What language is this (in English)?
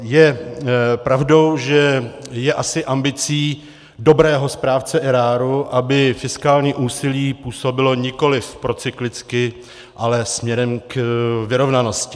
Czech